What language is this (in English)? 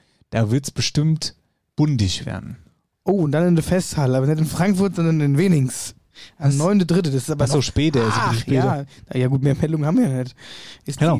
German